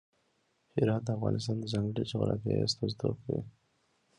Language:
Pashto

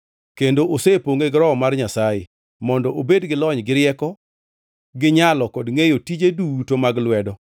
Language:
Luo (Kenya and Tanzania)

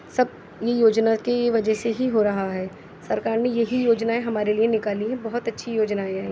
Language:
Urdu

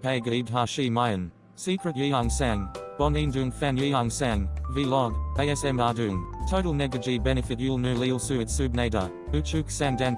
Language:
Korean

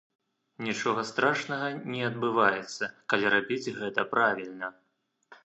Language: Belarusian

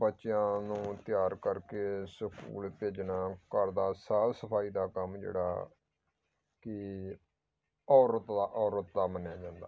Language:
Punjabi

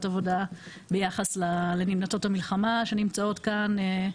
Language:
Hebrew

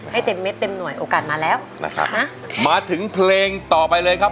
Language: Thai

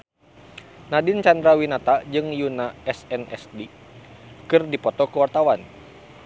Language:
Sundanese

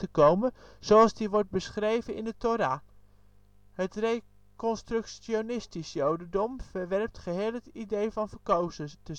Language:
Dutch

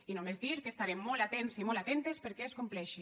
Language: Catalan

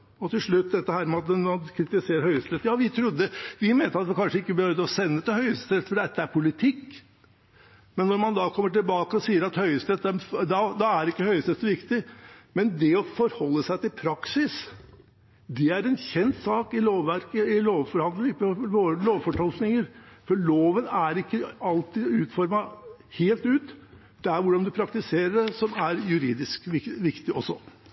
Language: Norwegian Bokmål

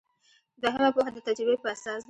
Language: Pashto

